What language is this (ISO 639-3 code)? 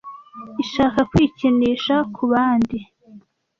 kin